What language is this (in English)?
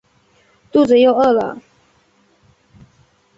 Chinese